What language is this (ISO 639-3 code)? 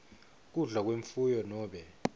ssw